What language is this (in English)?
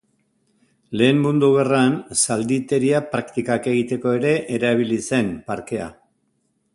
Basque